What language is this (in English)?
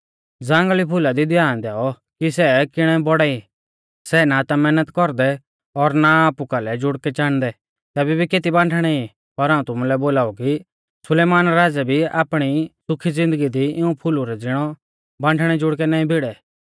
Mahasu Pahari